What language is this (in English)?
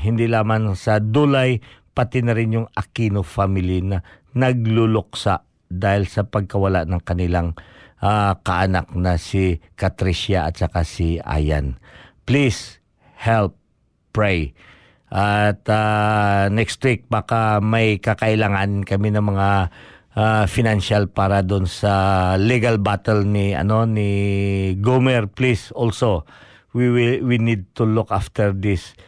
Filipino